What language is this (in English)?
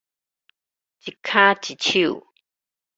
Min Nan Chinese